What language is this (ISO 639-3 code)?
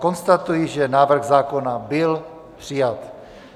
ces